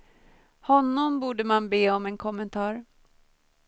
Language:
Swedish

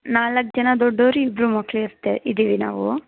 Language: Kannada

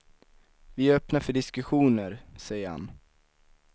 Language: Swedish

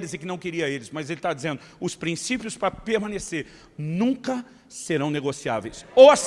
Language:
Portuguese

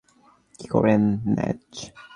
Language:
Bangla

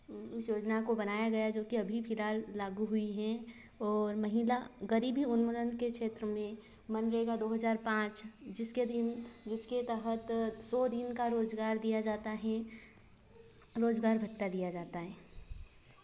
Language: Hindi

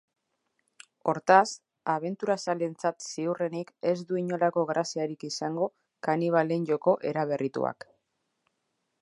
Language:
Basque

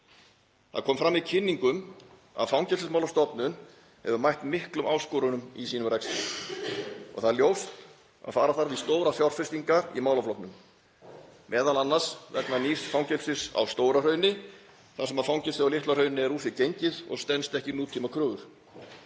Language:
Icelandic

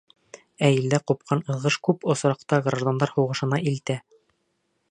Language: Bashkir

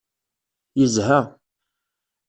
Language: Kabyle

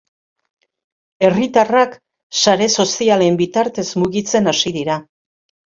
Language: Basque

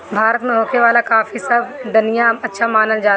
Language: Bhojpuri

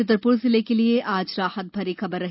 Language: Hindi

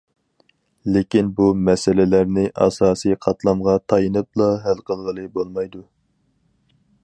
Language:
Uyghur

